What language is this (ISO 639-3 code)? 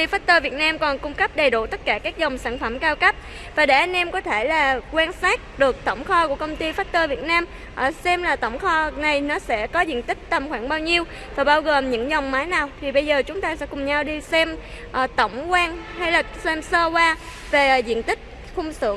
vie